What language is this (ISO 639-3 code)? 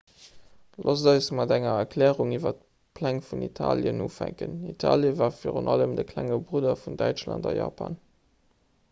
ltz